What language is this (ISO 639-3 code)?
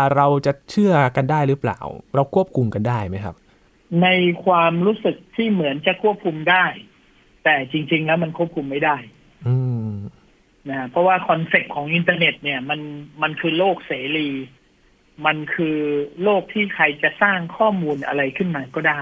tha